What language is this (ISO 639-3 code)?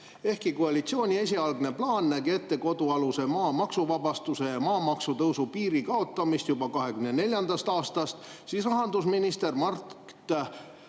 est